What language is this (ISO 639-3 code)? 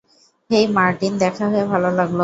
ben